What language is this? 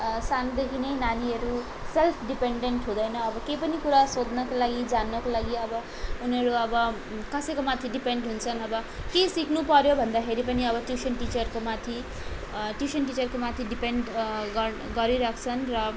Nepali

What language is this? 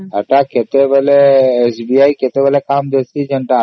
Odia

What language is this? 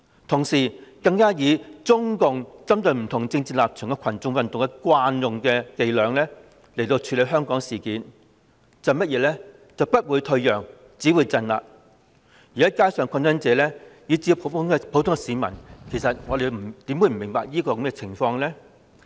Cantonese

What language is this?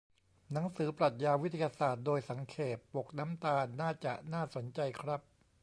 Thai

